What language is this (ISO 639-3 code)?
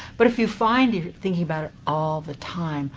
eng